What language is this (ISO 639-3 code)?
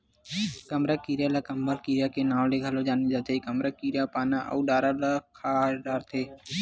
hne